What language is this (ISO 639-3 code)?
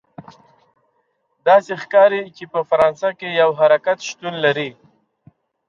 pus